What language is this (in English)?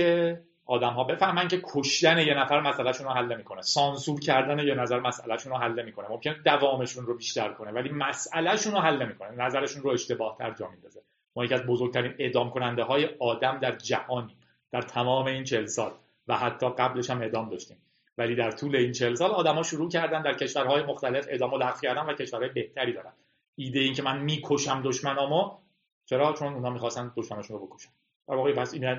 Persian